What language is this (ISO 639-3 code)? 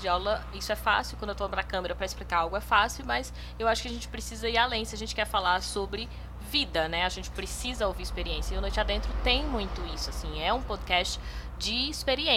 por